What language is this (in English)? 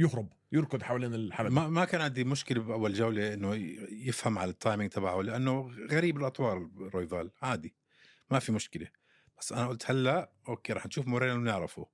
Arabic